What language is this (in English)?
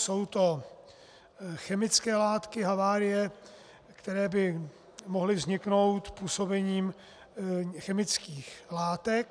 Czech